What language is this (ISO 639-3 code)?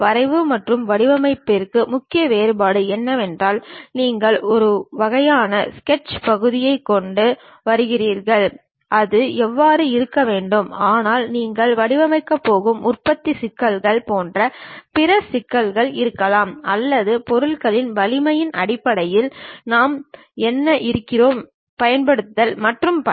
tam